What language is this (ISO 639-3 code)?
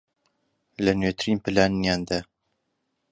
ckb